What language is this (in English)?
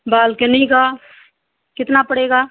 Hindi